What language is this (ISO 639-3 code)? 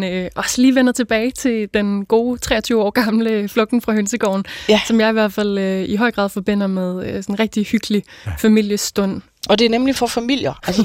dan